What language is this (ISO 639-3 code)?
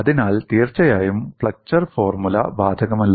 mal